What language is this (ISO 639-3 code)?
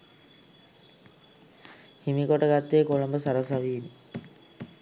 sin